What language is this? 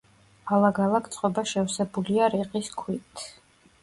Georgian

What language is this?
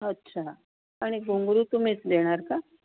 Marathi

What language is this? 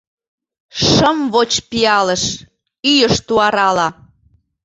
Mari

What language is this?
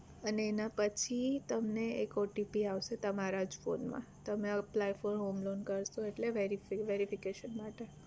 Gujarati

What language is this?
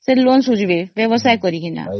Odia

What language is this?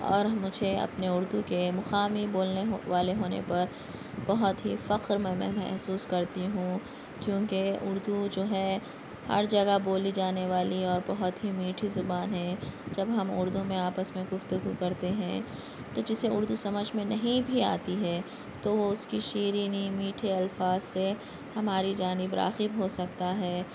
Urdu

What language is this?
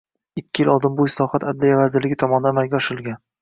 Uzbek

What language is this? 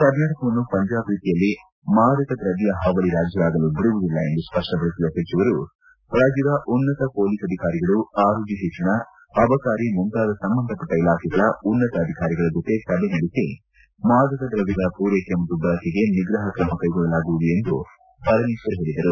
Kannada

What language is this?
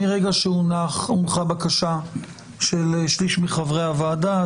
Hebrew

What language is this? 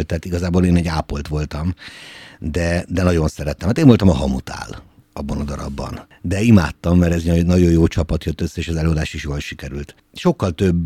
Hungarian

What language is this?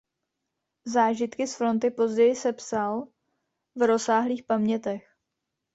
Czech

